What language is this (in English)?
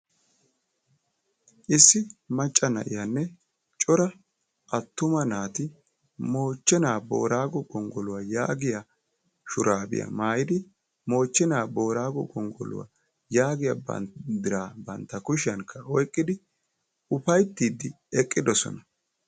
Wolaytta